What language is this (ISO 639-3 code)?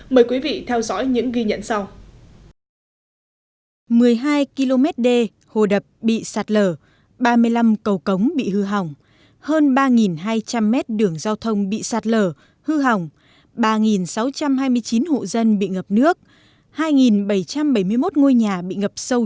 vie